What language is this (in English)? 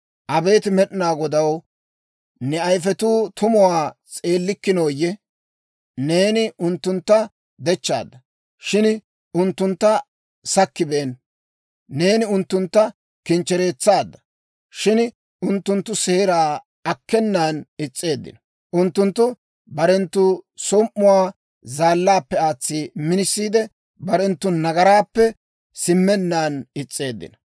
Dawro